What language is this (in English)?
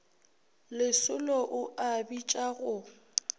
Northern Sotho